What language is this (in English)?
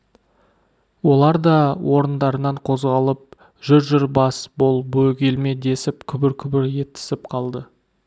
Kazakh